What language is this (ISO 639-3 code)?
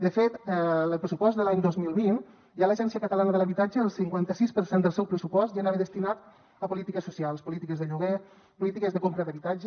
cat